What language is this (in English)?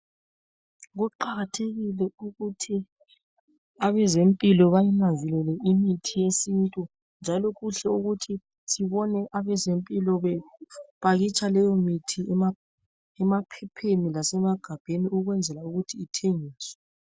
North Ndebele